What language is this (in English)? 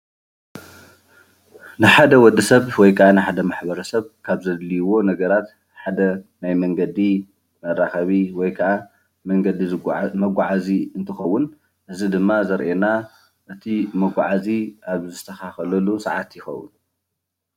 Tigrinya